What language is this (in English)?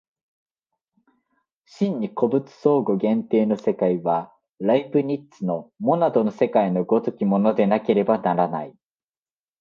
Japanese